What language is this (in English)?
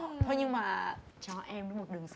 Vietnamese